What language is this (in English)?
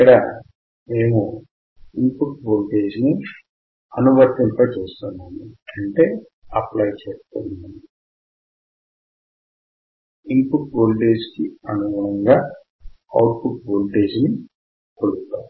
Telugu